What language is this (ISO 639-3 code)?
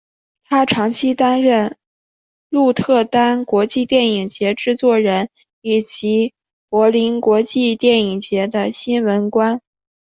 zho